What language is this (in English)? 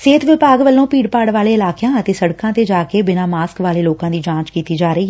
Punjabi